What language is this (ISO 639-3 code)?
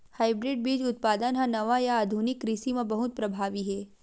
hne